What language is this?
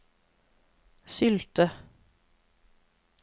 Norwegian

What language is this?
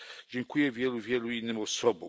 Polish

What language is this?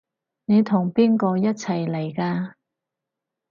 Cantonese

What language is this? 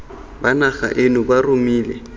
Tswana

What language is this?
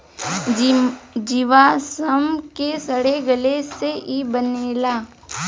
Bhojpuri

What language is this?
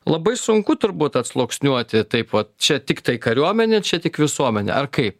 Lithuanian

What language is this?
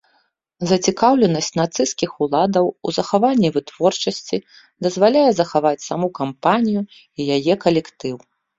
Belarusian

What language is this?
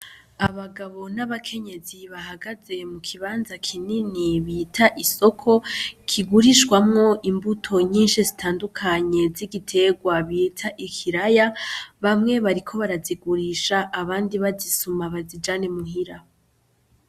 Rundi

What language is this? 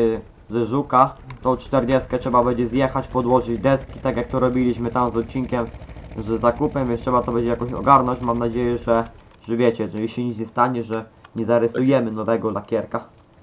Polish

